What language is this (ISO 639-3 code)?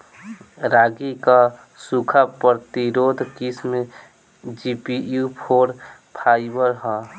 bho